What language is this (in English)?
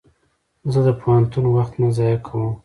Pashto